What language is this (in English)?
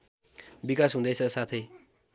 Nepali